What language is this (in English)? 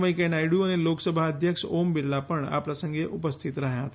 Gujarati